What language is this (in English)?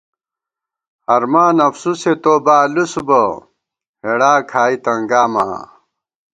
Gawar-Bati